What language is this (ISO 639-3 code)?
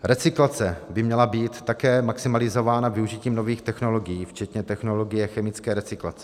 ces